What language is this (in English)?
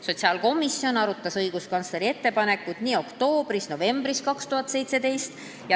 Estonian